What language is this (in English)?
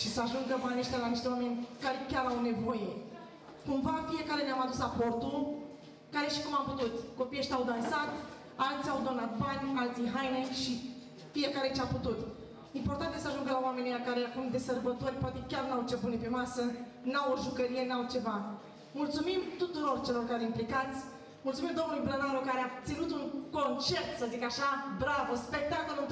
Romanian